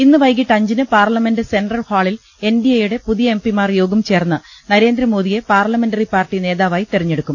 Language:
Malayalam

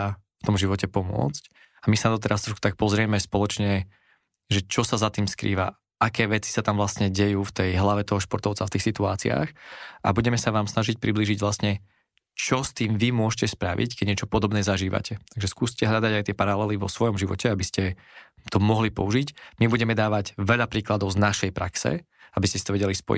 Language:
Slovak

